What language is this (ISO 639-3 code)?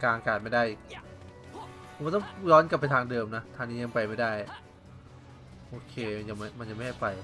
tha